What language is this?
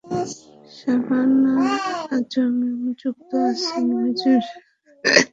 Bangla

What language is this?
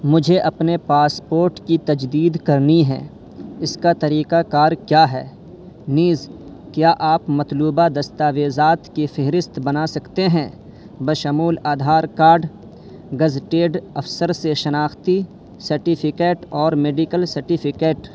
Urdu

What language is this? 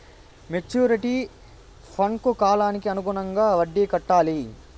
Telugu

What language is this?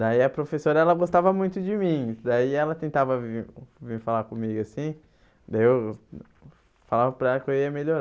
Portuguese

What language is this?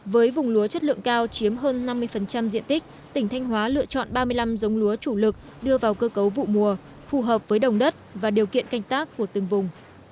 Vietnamese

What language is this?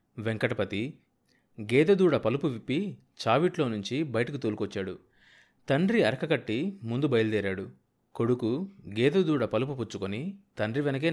Telugu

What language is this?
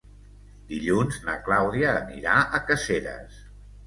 Catalan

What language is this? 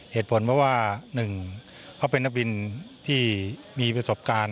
Thai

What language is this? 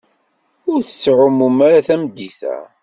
Kabyle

